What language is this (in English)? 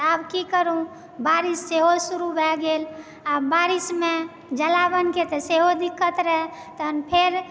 Maithili